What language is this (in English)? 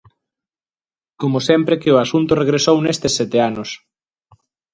Galician